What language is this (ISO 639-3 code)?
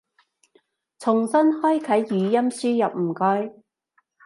yue